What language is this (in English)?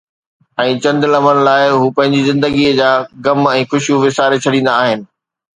Sindhi